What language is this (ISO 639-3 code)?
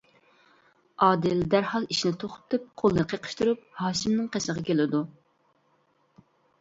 uig